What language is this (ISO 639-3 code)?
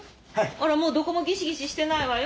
jpn